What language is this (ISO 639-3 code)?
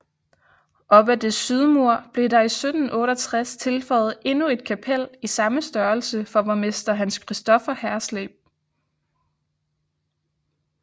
dan